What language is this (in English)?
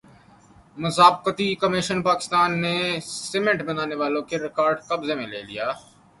Urdu